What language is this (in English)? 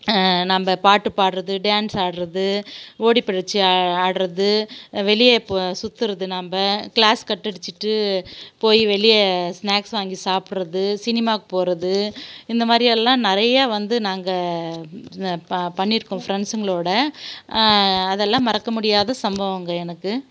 Tamil